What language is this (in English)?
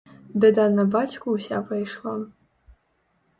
Belarusian